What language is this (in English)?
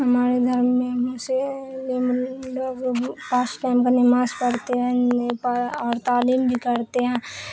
Urdu